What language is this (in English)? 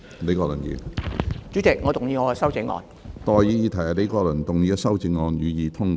Cantonese